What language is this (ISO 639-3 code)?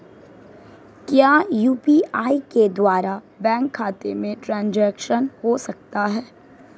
hin